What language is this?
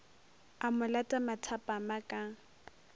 Northern Sotho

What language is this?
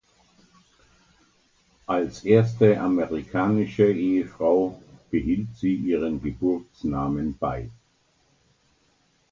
German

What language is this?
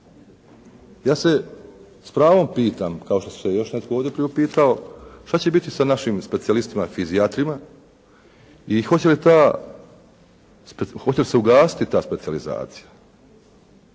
Croatian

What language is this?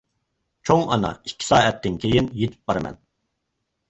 Uyghur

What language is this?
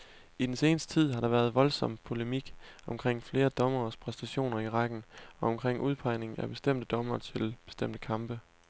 Danish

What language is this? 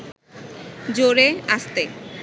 Bangla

